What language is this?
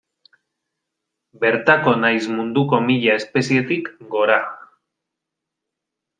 Basque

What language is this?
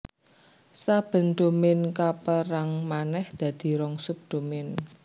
Javanese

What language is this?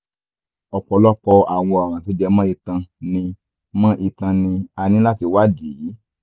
Yoruba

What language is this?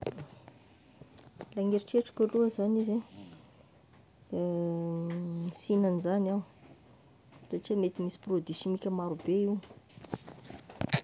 Tesaka Malagasy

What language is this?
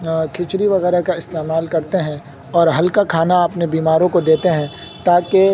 Urdu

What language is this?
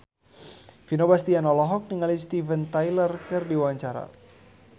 Sundanese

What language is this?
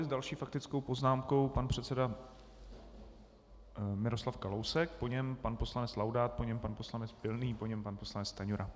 Czech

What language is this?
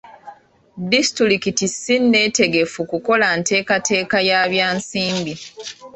Ganda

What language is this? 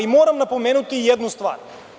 Serbian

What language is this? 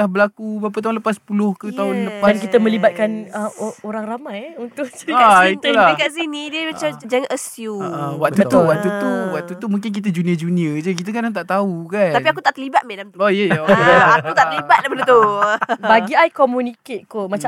Malay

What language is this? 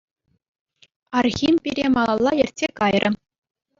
Chuvash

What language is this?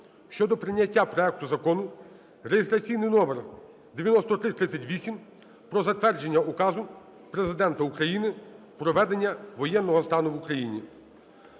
Ukrainian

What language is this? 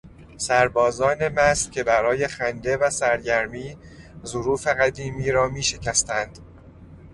Persian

